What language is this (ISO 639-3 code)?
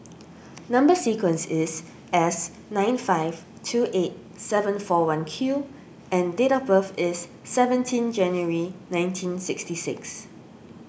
eng